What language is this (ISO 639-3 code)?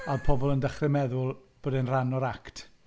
cym